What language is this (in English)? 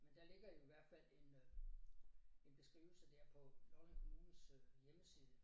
Danish